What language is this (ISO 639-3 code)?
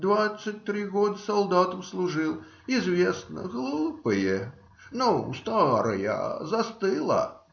rus